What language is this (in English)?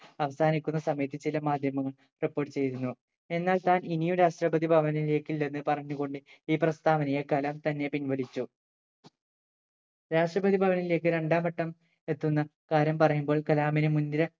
Malayalam